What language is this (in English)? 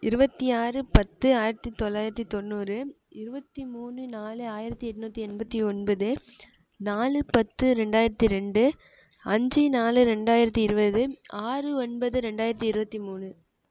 Tamil